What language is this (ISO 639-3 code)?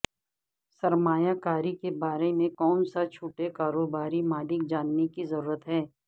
urd